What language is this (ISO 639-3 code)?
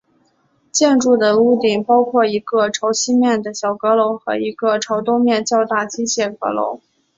zho